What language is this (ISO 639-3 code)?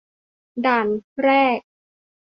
tha